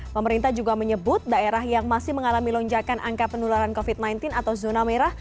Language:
Indonesian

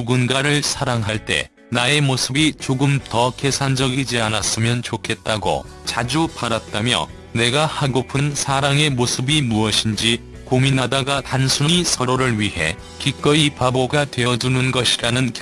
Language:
Korean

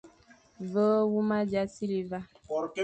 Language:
Fang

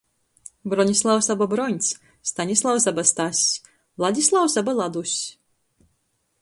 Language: Latgalian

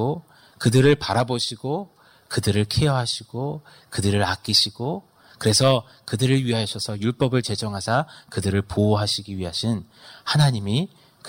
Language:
Korean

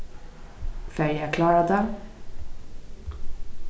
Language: Faroese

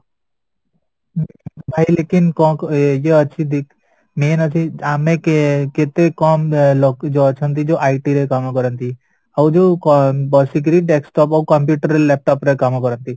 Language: Odia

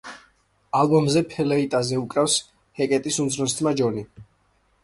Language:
Georgian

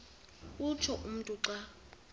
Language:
Xhosa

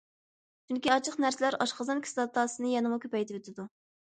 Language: Uyghur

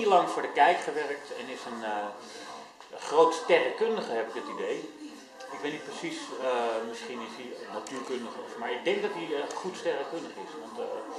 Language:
Dutch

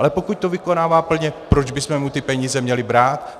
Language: Czech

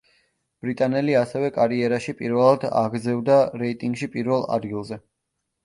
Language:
Georgian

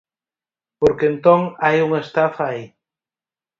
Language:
Galician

